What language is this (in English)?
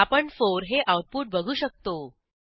Marathi